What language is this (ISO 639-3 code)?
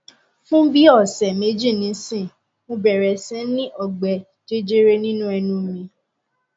yor